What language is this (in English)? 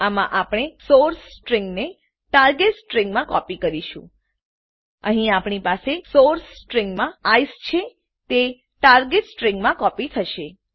Gujarati